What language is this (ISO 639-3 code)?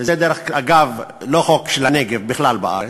heb